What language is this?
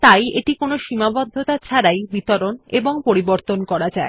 Bangla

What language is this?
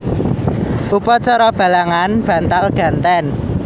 Javanese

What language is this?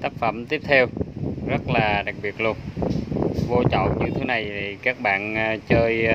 Vietnamese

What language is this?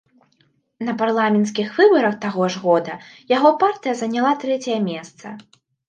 Belarusian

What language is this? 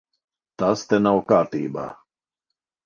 Latvian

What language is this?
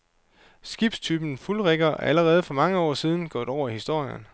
Danish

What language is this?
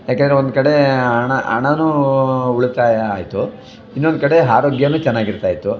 Kannada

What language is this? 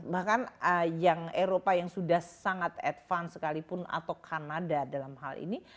Indonesian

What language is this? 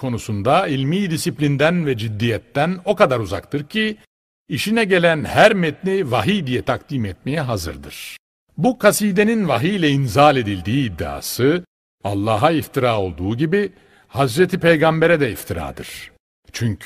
Turkish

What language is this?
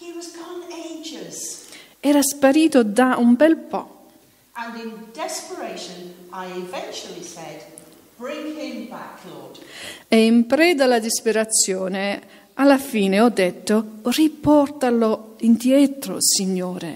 Italian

